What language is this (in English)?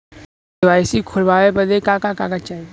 Bhojpuri